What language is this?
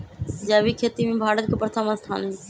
Magahi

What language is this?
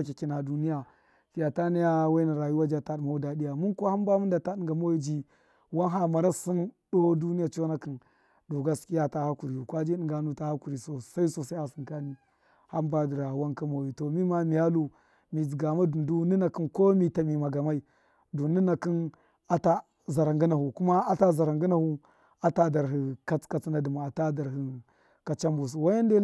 Miya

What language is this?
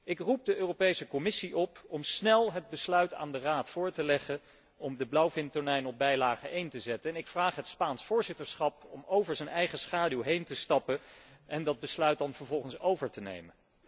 Dutch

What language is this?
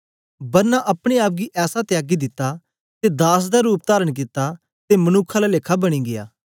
Dogri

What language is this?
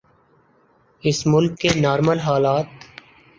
Urdu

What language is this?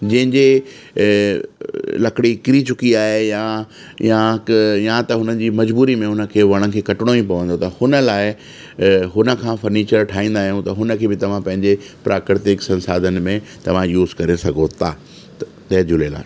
Sindhi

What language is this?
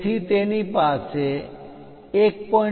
Gujarati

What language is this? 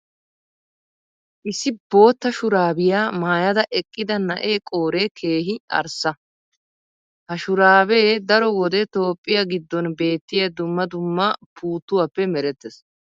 Wolaytta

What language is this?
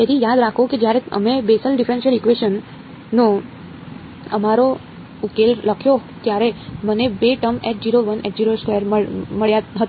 Gujarati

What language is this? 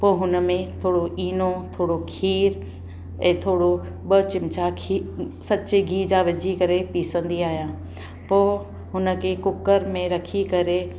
Sindhi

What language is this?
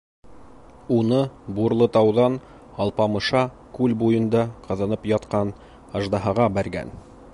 Bashkir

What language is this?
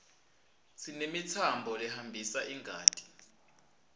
Swati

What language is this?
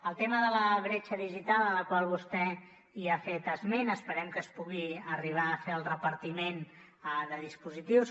Catalan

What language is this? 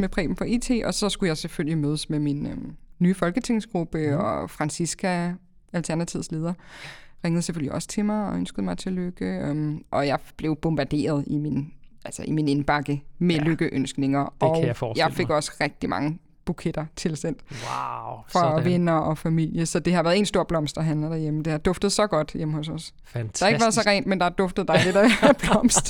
Danish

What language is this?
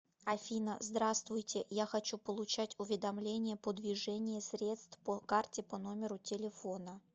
Russian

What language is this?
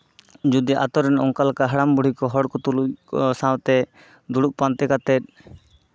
Santali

